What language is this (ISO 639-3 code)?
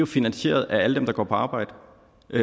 dan